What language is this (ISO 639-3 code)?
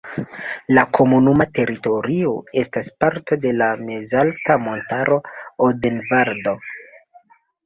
epo